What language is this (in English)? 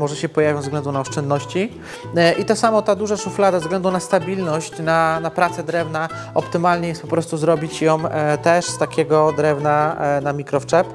Polish